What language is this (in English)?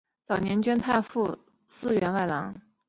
Chinese